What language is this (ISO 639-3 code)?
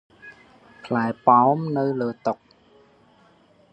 khm